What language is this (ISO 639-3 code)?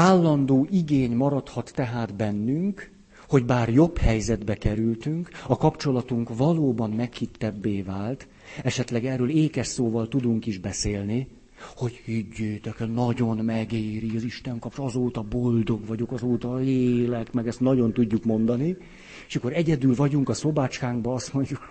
hun